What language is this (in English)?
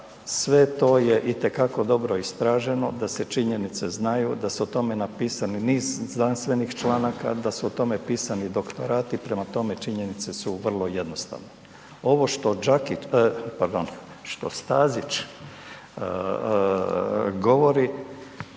Croatian